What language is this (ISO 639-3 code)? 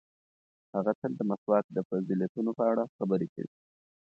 pus